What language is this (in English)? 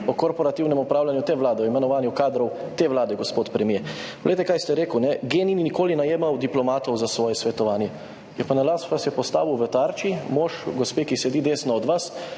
Slovenian